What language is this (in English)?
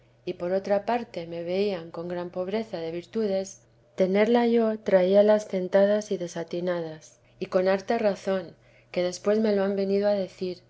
Spanish